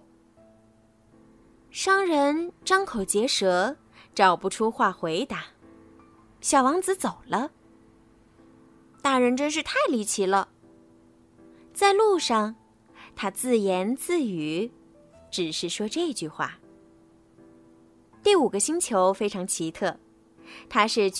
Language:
Chinese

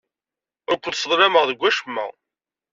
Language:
Kabyle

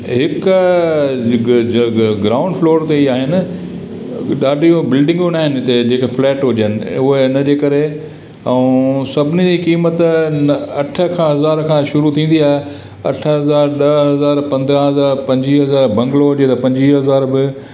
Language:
Sindhi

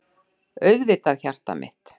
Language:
Icelandic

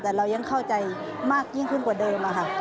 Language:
Thai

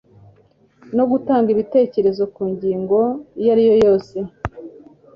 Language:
Kinyarwanda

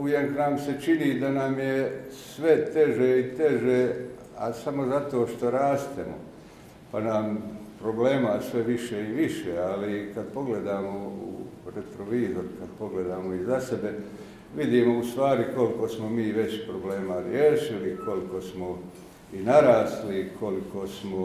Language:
Croatian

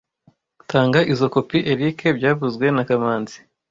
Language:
Kinyarwanda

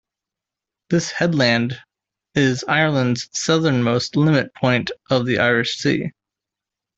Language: English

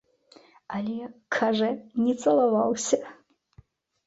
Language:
Belarusian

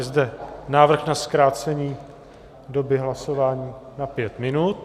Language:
Czech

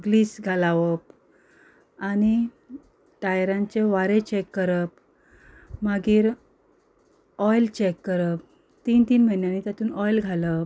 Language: Konkani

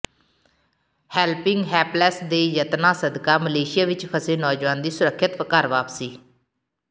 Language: Punjabi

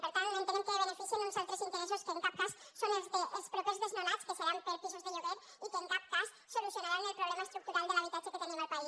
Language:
Catalan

